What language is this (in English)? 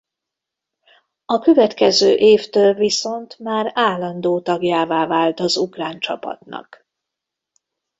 Hungarian